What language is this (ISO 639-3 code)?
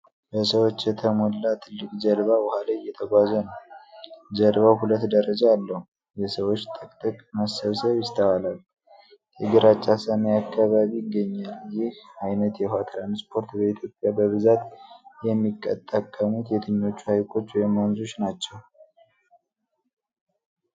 amh